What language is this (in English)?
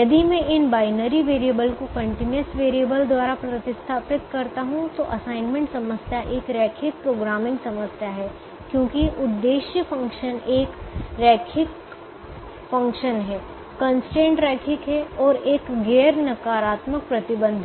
Hindi